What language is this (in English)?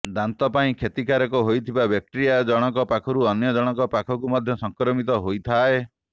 Odia